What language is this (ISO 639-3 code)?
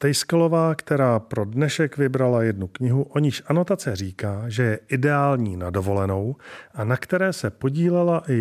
ces